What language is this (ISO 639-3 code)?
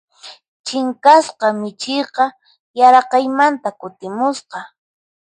qxp